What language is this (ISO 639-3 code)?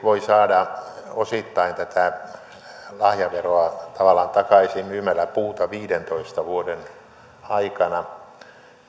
fin